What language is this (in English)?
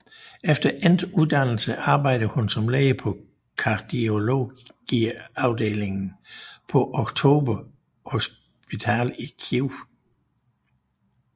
Danish